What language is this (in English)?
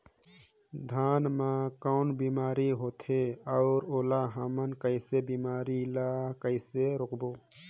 Chhattisgarhi